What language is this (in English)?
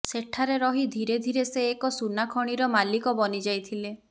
Odia